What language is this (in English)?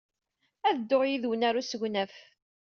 Kabyle